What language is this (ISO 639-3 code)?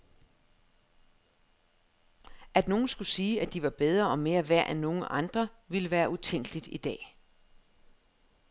dan